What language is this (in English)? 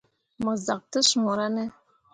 Mundang